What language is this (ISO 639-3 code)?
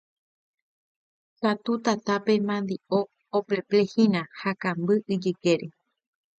grn